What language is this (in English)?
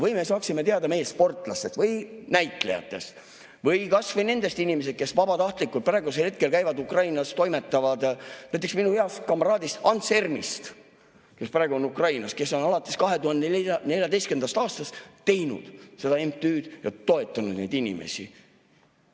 Estonian